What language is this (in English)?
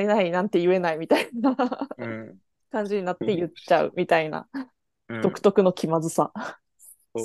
Japanese